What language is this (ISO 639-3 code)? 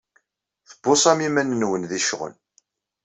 kab